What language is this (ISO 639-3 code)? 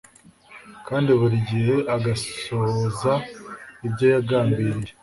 kin